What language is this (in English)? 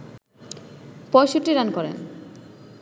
Bangla